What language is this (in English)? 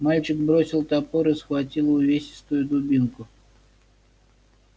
Russian